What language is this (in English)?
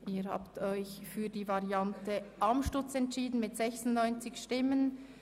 Swiss German